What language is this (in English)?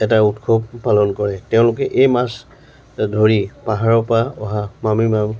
Assamese